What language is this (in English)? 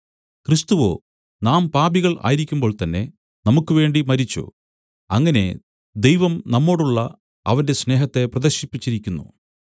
Malayalam